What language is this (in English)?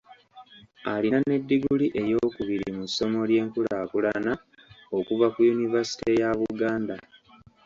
Ganda